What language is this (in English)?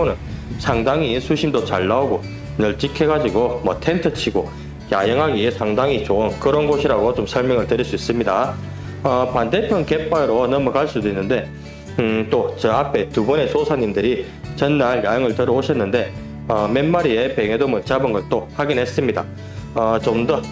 Korean